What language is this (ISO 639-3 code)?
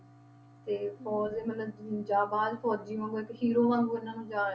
pan